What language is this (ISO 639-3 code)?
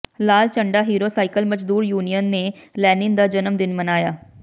pan